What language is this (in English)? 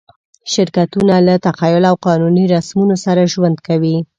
Pashto